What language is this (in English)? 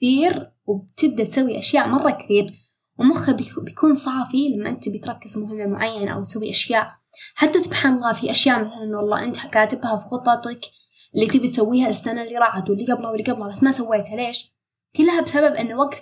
Arabic